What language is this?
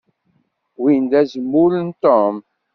Kabyle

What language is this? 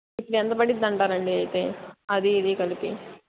Telugu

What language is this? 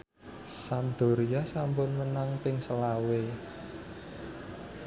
Javanese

